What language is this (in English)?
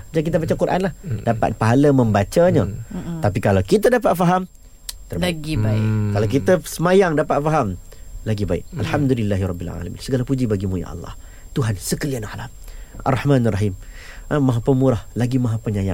Malay